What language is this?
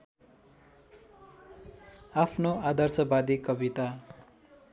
Nepali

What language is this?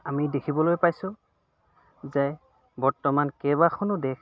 Assamese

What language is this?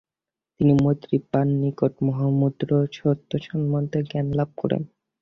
Bangla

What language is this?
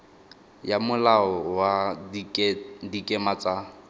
Tswana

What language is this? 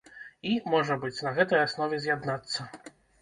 Belarusian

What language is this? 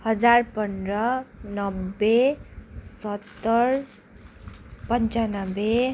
Nepali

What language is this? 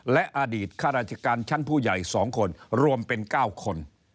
Thai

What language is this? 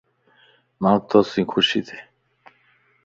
Lasi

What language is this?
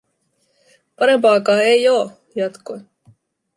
Finnish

